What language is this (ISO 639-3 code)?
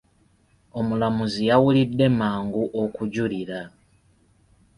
lug